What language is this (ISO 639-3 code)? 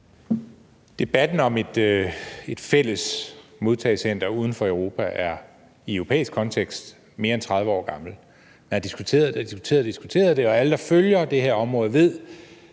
dan